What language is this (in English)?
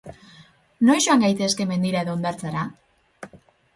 Basque